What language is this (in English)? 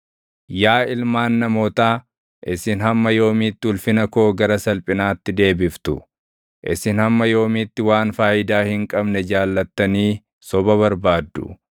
Oromo